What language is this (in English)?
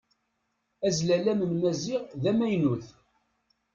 Kabyle